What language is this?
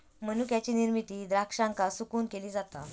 Marathi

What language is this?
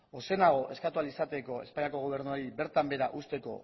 Basque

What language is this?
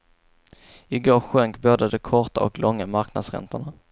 Swedish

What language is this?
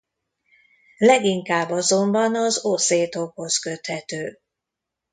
Hungarian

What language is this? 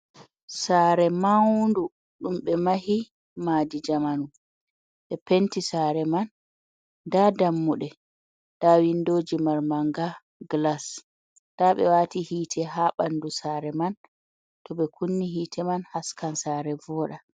Fula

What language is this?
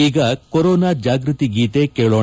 Kannada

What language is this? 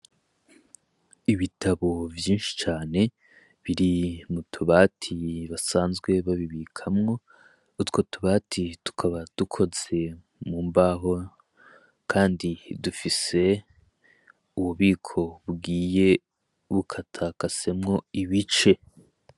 Rundi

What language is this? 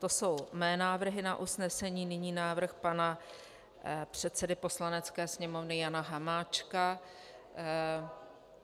Czech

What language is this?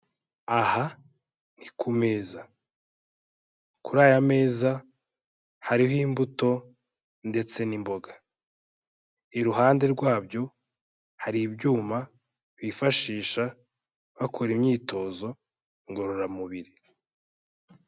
Kinyarwanda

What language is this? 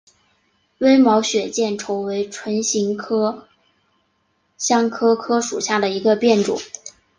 Chinese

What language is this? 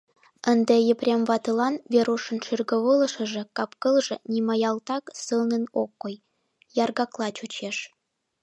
Mari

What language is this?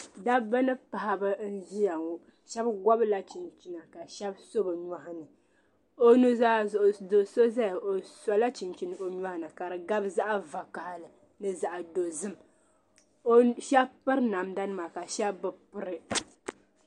Dagbani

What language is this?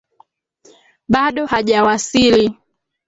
Swahili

